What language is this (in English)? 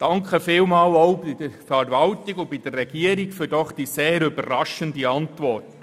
Swiss German